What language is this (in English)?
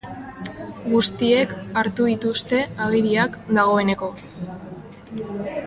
Basque